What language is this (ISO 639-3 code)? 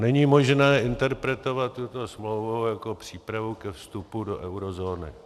ces